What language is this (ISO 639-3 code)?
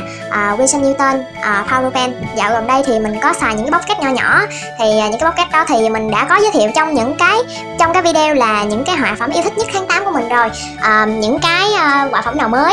vie